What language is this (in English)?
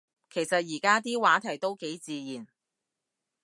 Cantonese